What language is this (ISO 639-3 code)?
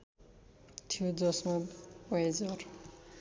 nep